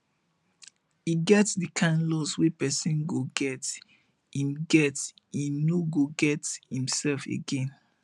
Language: Nigerian Pidgin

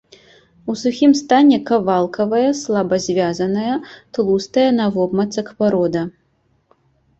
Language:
Belarusian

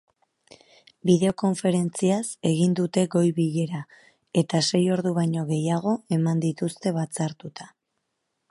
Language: Basque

